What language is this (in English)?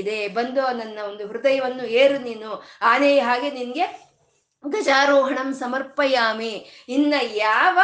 Kannada